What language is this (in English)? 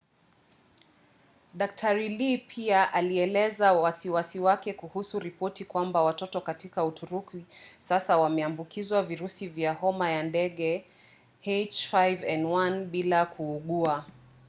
Swahili